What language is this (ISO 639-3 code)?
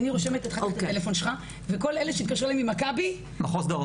heb